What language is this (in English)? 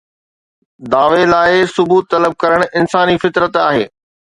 Sindhi